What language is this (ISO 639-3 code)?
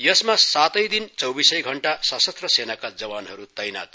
nep